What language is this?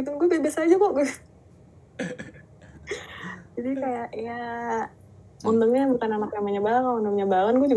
Indonesian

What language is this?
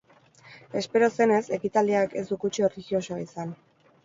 Basque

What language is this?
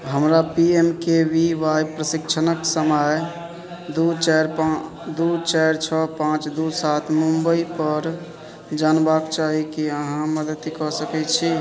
Maithili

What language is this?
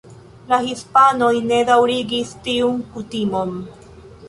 Esperanto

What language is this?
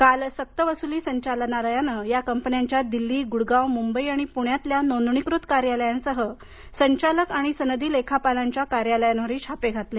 Marathi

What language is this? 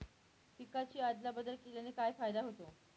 Marathi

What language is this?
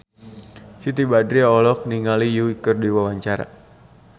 Sundanese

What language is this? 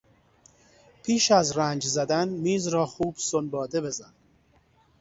Persian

